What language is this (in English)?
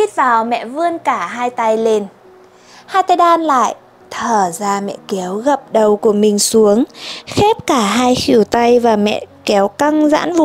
Vietnamese